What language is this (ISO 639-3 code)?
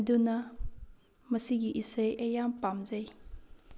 mni